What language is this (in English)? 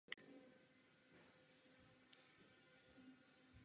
Czech